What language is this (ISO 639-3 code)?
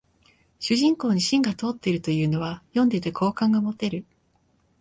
jpn